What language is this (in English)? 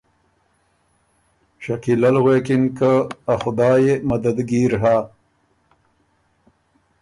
Ormuri